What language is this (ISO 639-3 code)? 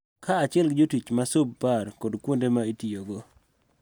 luo